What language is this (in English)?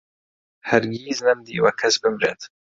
Central Kurdish